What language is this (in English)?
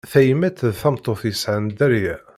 Kabyle